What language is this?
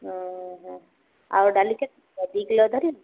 Odia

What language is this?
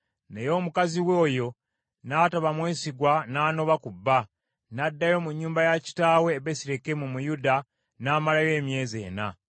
Ganda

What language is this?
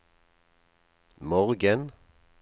Norwegian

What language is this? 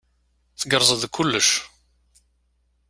Kabyle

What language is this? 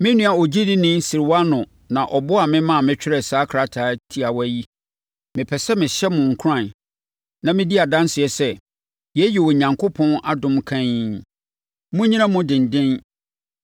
Akan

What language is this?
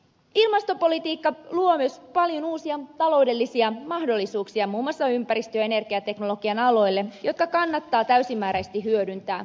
Finnish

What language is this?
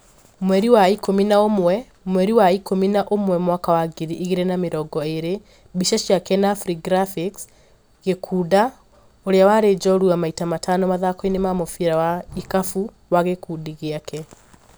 Kikuyu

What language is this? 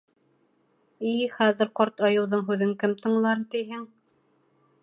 Bashkir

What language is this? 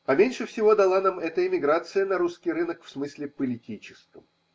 Russian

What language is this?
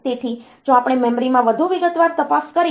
Gujarati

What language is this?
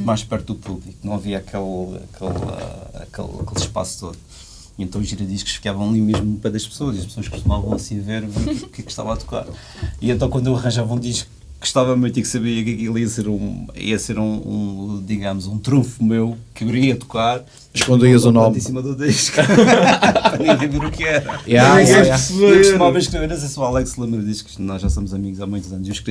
Portuguese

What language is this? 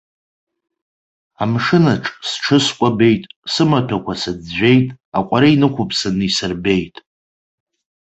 Abkhazian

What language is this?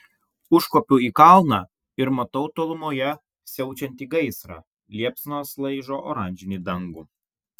Lithuanian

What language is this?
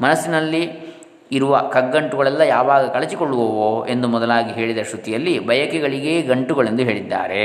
Kannada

